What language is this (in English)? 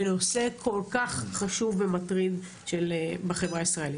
Hebrew